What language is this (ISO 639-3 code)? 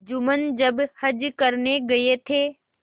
hin